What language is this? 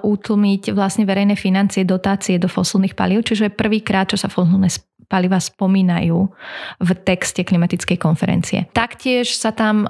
Slovak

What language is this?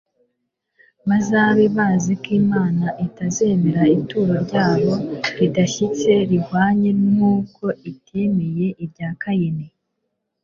Kinyarwanda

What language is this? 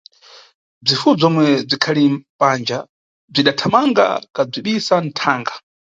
Nyungwe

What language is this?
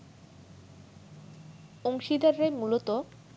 Bangla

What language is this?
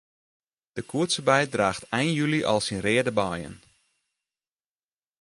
Western Frisian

